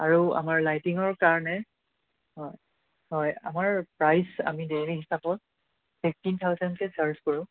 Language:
Assamese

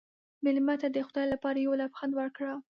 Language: Pashto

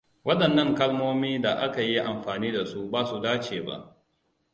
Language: Hausa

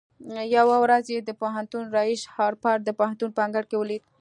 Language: Pashto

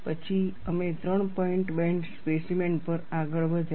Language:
Gujarati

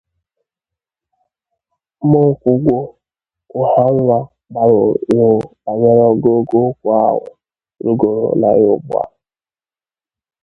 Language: Igbo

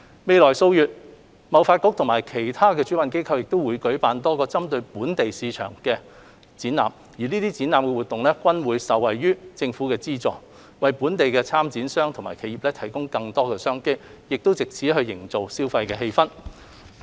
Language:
Cantonese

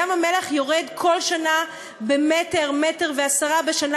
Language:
Hebrew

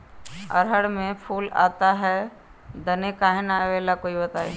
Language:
Magahi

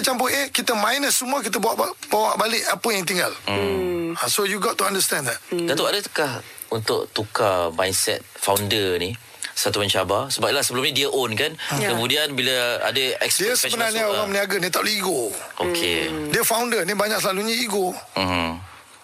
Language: Malay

